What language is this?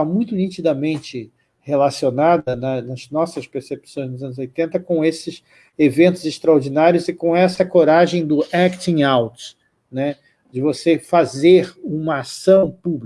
Portuguese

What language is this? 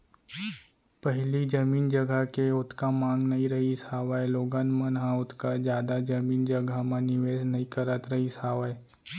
Chhattisgarhi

